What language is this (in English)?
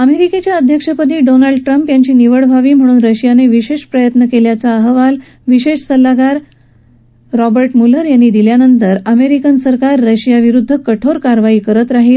Marathi